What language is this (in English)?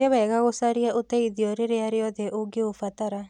Kikuyu